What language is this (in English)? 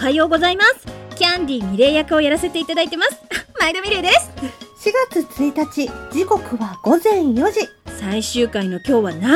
Japanese